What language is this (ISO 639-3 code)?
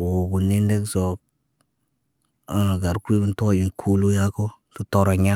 mne